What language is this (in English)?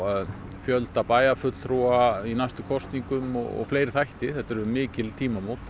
Icelandic